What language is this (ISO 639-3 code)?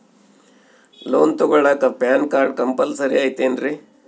kan